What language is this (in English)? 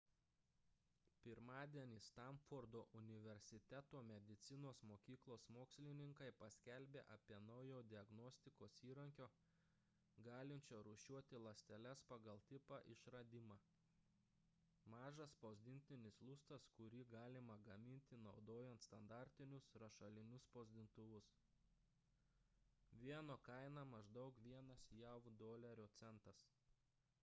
Lithuanian